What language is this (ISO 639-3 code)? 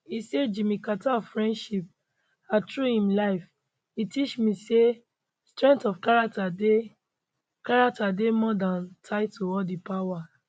pcm